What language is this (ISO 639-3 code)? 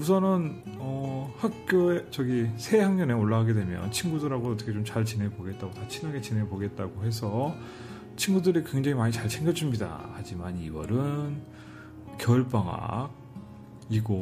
kor